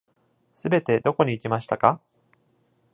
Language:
Japanese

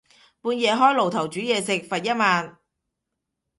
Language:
Cantonese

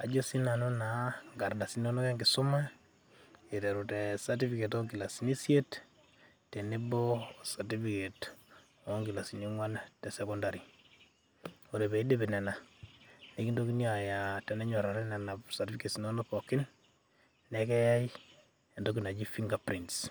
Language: Masai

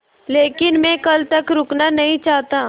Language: Hindi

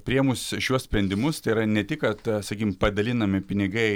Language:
Lithuanian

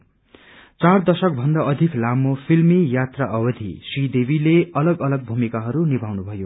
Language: Nepali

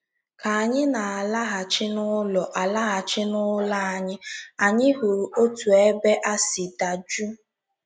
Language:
Igbo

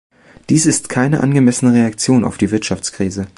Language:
German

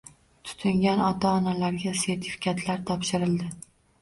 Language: Uzbek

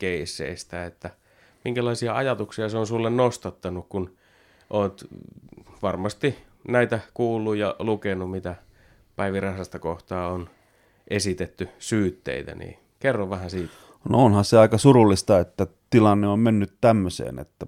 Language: Finnish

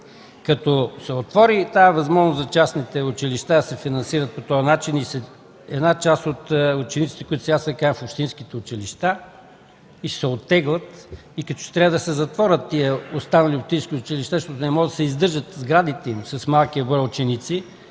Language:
Bulgarian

